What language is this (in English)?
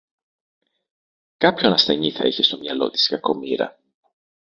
Greek